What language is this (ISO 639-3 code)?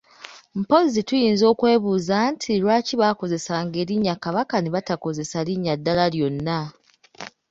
lug